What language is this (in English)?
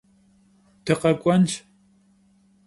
Kabardian